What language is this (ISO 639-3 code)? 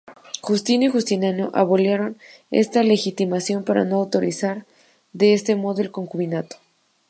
spa